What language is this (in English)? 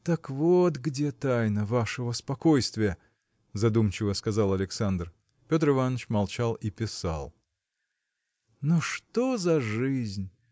Russian